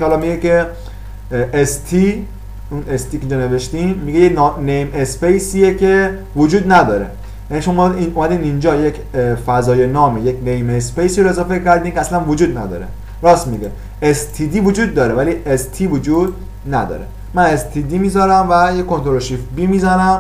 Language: Persian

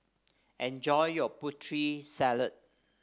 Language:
English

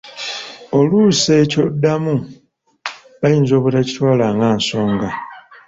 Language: Ganda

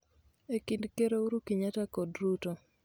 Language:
Luo (Kenya and Tanzania)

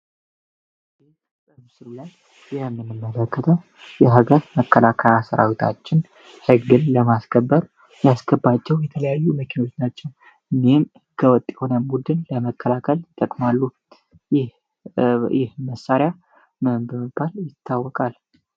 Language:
Amharic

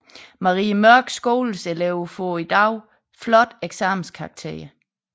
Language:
Danish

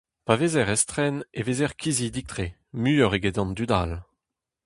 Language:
Breton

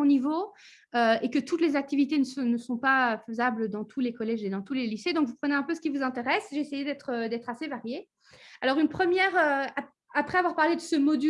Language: French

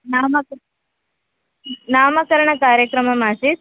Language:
Sanskrit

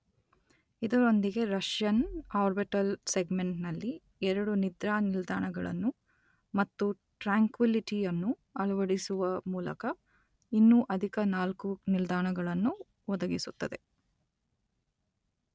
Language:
Kannada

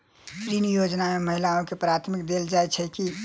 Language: Maithili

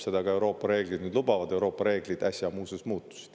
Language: Estonian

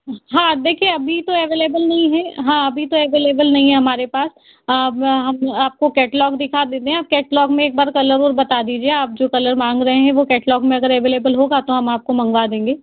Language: Hindi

